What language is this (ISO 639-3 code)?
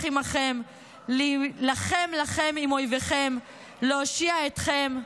heb